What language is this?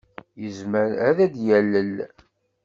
Kabyle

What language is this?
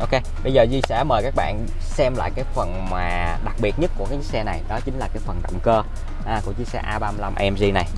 Vietnamese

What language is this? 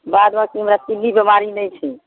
Maithili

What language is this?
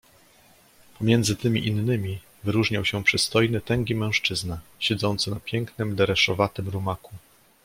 Polish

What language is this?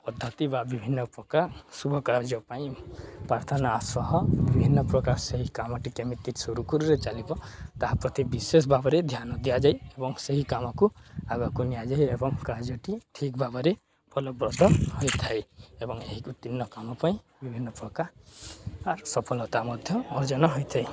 Odia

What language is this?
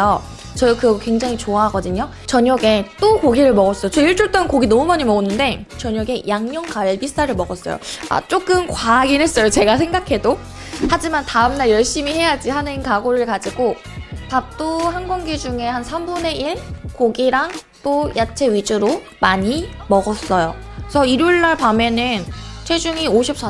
Korean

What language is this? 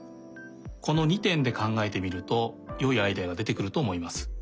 Japanese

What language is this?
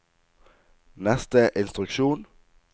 Norwegian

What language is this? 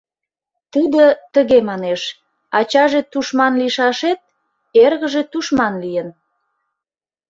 Mari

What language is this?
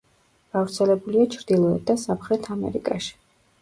Georgian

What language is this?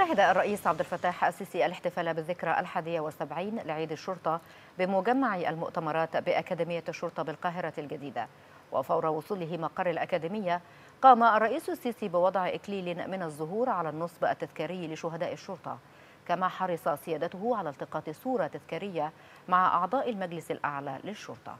Arabic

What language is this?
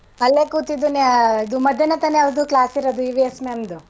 Kannada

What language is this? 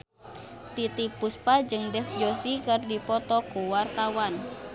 Sundanese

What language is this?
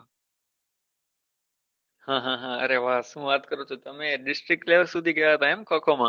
Gujarati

